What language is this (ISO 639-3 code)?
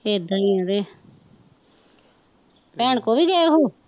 pan